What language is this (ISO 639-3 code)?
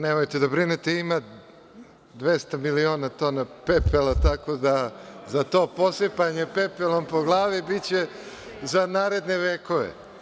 srp